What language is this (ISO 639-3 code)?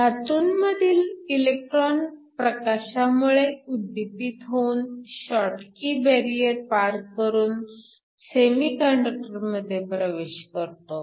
mar